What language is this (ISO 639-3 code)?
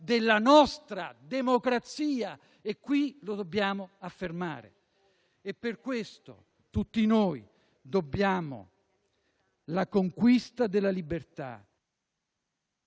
ita